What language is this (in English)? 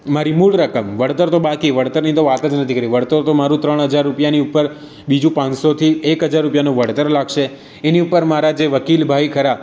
Gujarati